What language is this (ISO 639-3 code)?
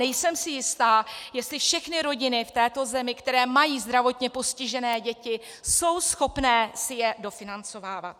ces